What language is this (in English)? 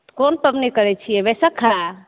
Maithili